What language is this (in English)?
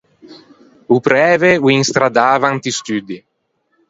Ligurian